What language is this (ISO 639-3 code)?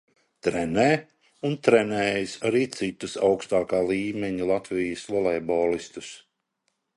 lav